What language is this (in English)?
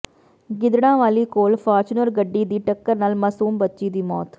Punjabi